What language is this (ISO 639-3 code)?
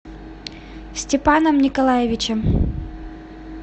rus